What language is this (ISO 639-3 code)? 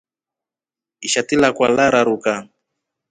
rof